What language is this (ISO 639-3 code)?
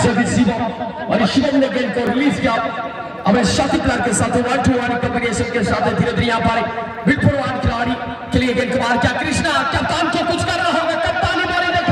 ind